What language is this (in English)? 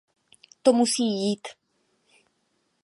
Czech